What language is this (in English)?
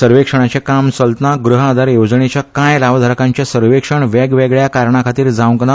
Konkani